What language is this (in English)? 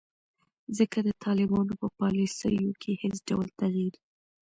Pashto